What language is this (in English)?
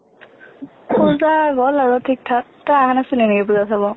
Assamese